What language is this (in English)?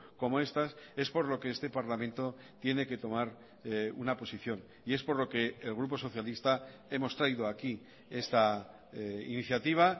Spanish